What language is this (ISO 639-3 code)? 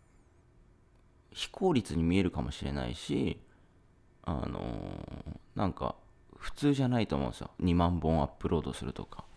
jpn